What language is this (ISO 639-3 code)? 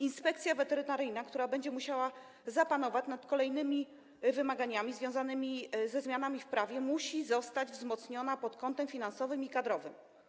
pol